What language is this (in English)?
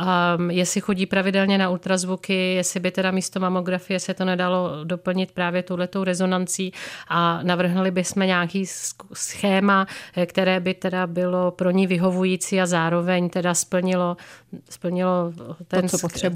Czech